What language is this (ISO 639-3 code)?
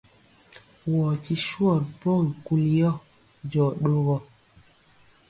mcx